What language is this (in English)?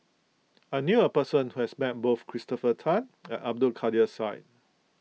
English